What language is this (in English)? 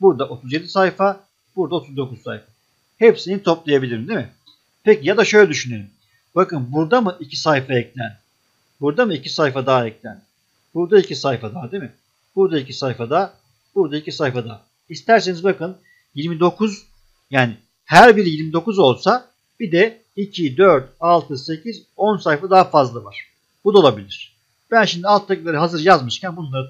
Turkish